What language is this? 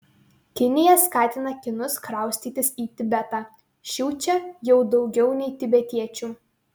Lithuanian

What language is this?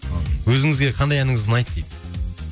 Kazakh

